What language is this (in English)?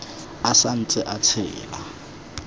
Tswana